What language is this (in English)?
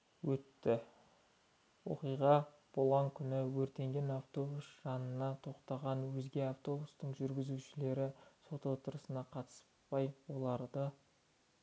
Kazakh